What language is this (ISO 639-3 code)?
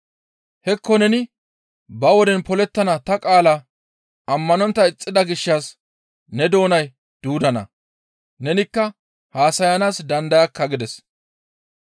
gmv